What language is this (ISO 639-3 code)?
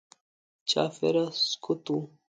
pus